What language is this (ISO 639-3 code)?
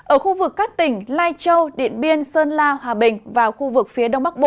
vie